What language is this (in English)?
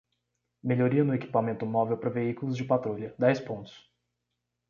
Portuguese